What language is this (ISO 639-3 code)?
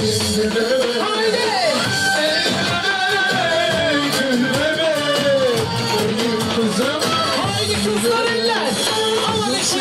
ara